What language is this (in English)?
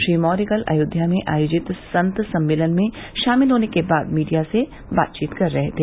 Hindi